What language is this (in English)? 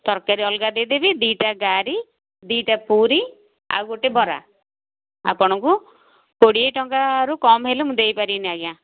Odia